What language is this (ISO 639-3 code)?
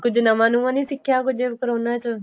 pan